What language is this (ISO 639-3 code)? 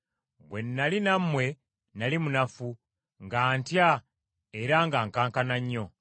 lug